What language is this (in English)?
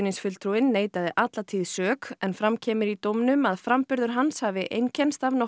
Icelandic